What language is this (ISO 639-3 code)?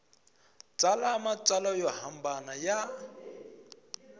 tso